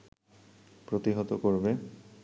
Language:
Bangla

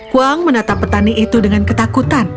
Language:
Indonesian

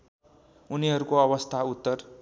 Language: Nepali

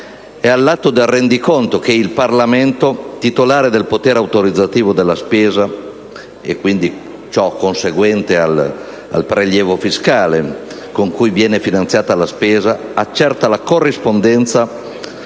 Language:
Italian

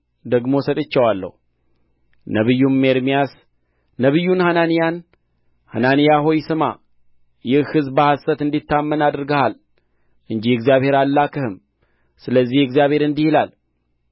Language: Amharic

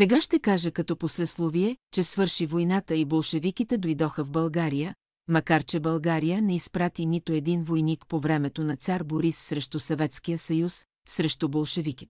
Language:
Bulgarian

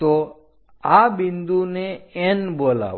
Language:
Gujarati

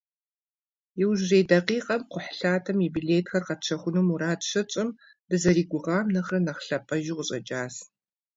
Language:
Kabardian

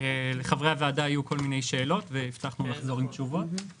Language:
Hebrew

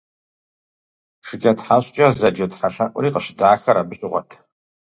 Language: Kabardian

